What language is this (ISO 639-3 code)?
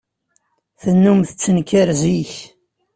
kab